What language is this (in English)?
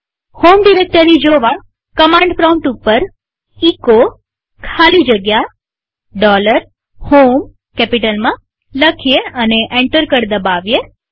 Gujarati